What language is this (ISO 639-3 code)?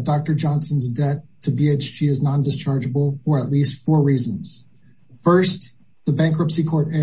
eng